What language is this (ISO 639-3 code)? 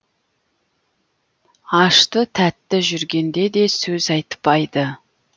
kaz